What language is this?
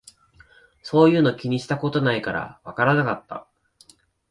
Japanese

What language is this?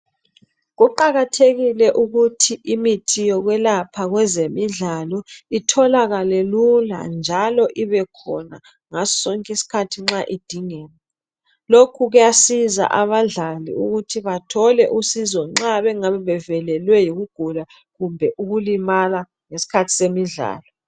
North Ndebele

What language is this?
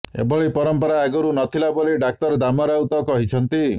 Odia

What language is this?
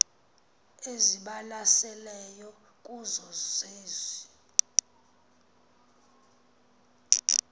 Xhosa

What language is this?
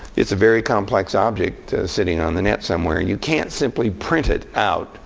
English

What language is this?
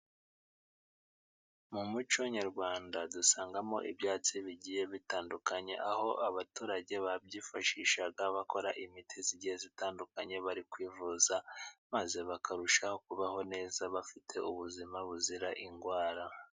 Kinyarwanda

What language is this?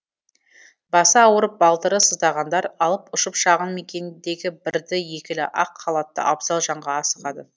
Kazakh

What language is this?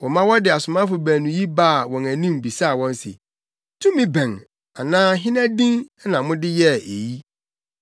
Akan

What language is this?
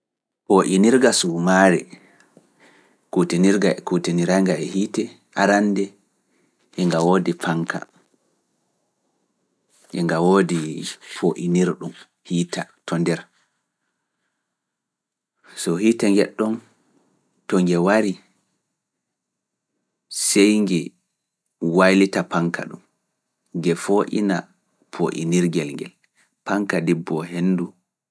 Fula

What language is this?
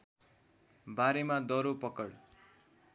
Nepali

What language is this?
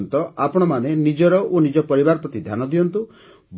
Odia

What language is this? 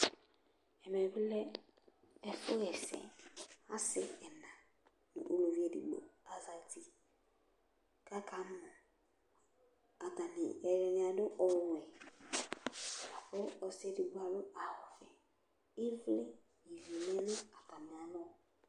Ikposo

